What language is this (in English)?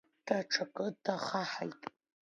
Abkhazian